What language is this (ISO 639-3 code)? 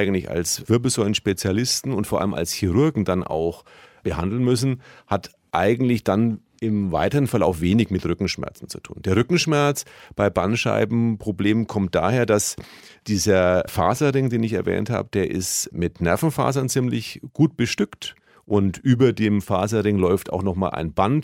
deu